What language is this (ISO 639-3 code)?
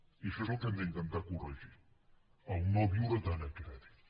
cat